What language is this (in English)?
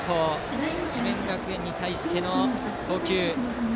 Japanese